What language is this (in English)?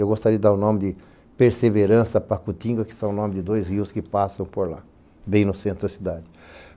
Portuguese